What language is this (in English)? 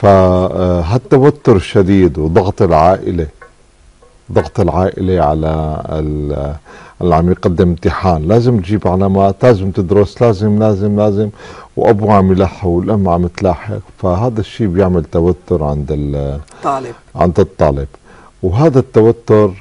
Arabic